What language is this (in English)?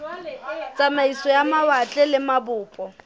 Southern Sotho